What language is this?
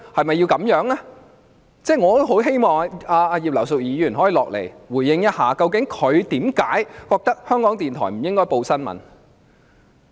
Cantonese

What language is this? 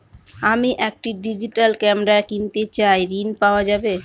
Bangla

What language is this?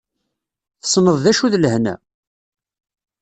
Kabyle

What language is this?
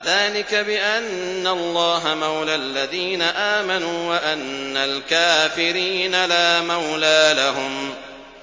Arabic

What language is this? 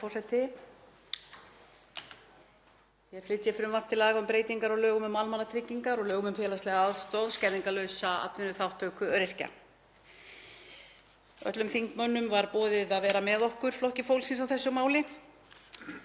Icelandic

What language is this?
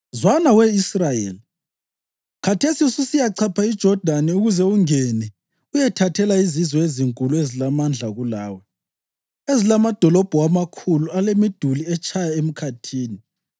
North Ndebele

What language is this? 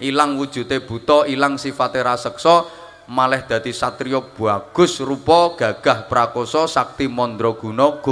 Indonesian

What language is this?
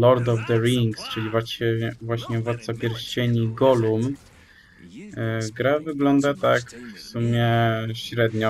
Polish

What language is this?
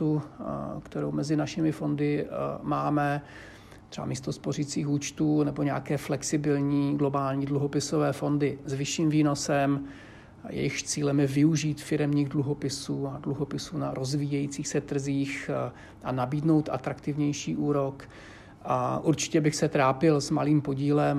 Czech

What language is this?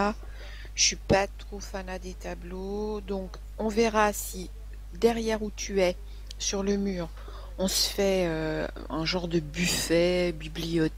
French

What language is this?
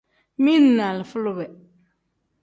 Tem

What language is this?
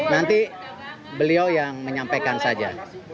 Indonesian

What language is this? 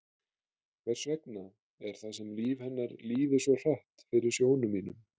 Icelandic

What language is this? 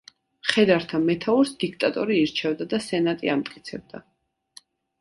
Georgian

